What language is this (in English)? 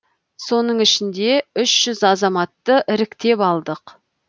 Kazakh